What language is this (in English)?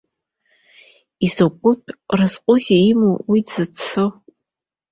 Abkhazian